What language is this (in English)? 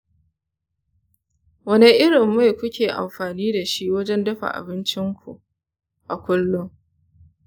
Hausa